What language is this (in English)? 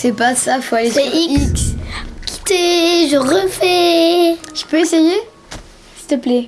French